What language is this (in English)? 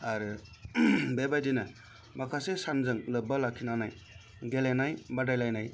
Bodo